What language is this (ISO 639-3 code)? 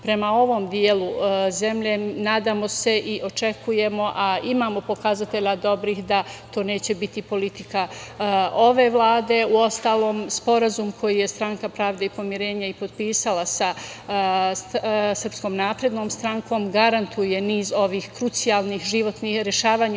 srp